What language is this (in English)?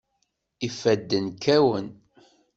Kabyle